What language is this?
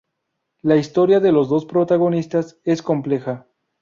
Spanish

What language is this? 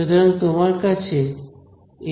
Bangla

